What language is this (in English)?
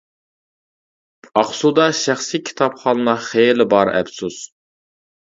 Uyghur